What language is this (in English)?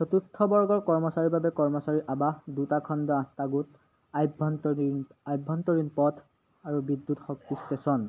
Assamese